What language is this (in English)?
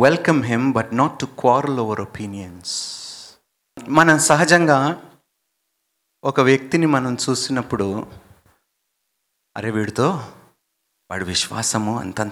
Telugu